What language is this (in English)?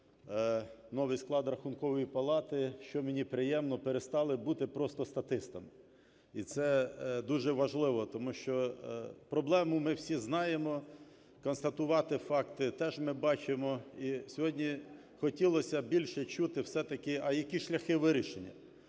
Ukrainian